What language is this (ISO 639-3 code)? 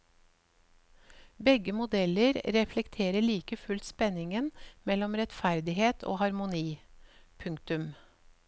nor